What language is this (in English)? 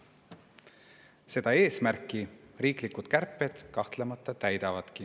Estonian